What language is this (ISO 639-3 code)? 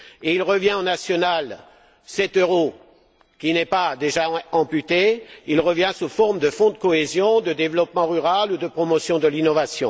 fra